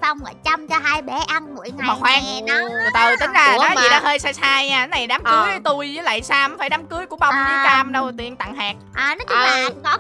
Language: Vietnamese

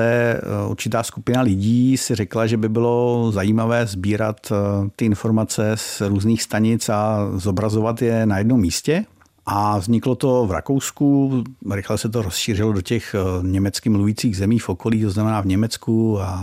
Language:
Czech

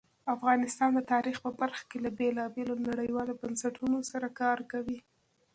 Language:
Pashto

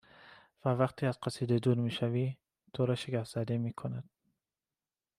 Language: Persian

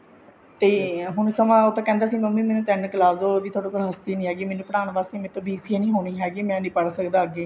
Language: Punjabi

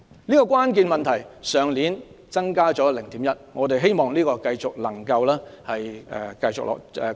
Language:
Cantonese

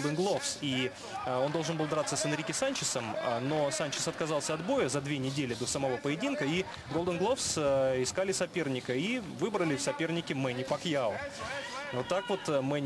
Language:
Russian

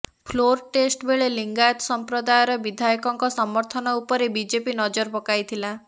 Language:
Odia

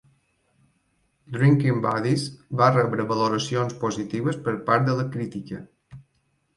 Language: Catalan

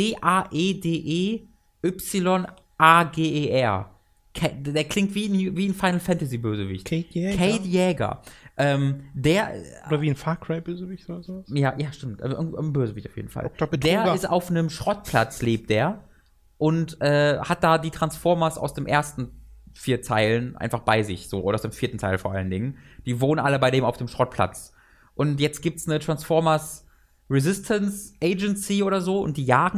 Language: German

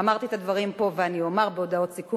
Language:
Hebrew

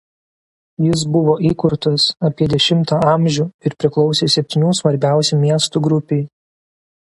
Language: Lithuanian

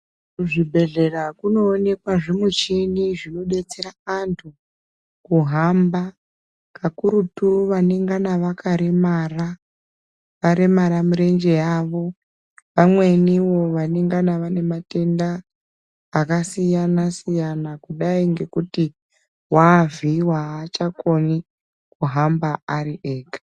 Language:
Ndau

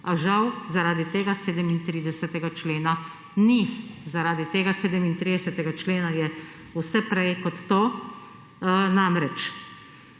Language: Slovenian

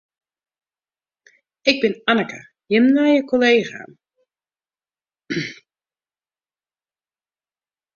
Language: Western Frisian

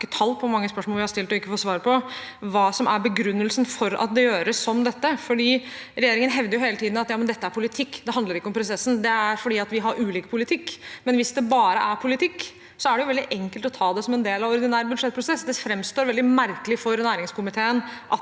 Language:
Norwegian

